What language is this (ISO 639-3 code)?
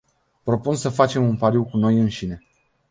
ron